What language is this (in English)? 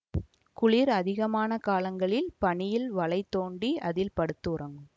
Tamil